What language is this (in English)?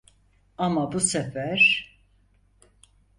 Turkish